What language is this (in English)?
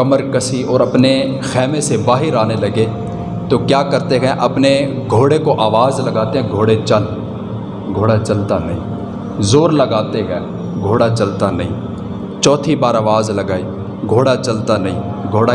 Urdu